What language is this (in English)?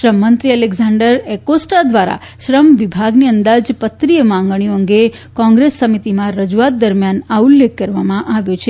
Gujarati